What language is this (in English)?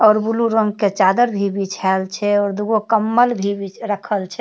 Maithili